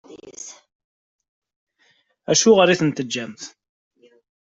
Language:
Kabyle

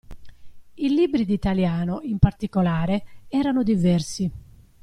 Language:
Italian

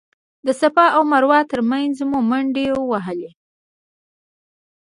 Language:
Pashto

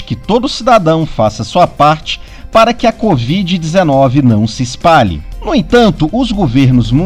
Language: Portuguese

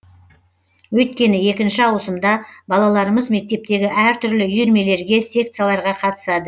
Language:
Kazakh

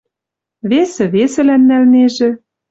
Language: Western Mari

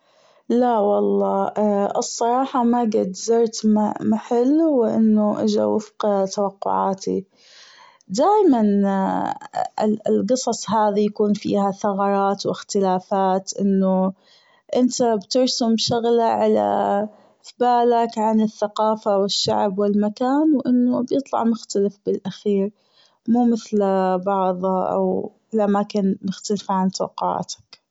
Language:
Gulf Arabic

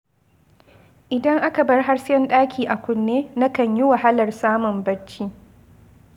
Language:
Hausa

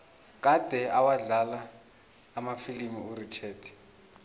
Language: South Ndebele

